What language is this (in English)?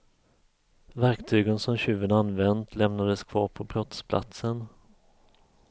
Swedish